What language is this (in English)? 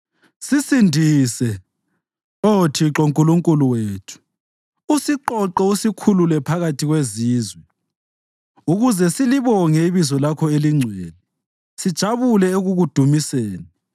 North Ndebele